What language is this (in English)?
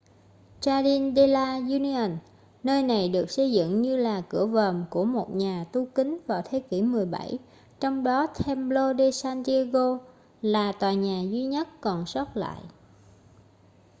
Vietnamese